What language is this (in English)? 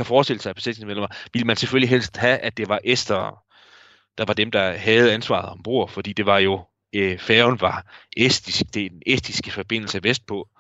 Danish